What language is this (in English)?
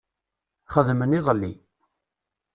Kabyle